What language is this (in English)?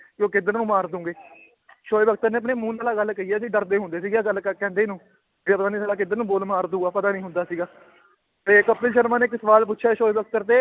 Punjabi